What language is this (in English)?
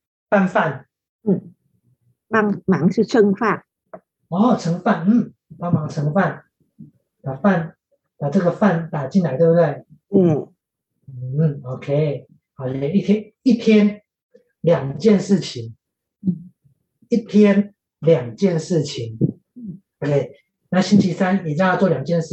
Chinese